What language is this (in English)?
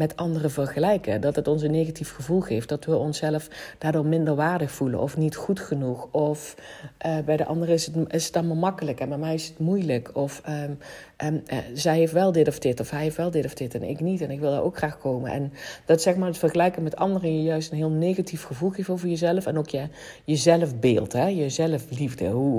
Dutch